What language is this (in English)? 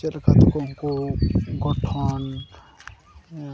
Santali